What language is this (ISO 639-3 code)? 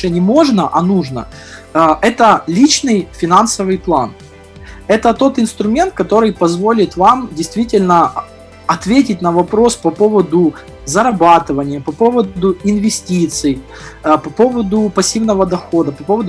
rus